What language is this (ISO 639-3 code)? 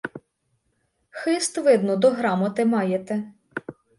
ukr